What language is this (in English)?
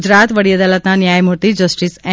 Gujarati